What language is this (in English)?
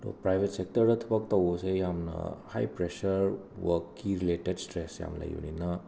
Manipuri